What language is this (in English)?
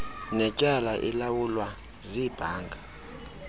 Xhosa